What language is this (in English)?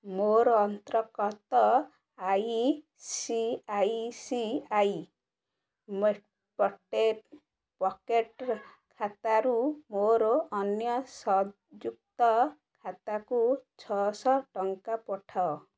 Odia